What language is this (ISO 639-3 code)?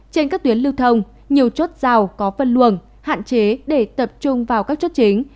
vie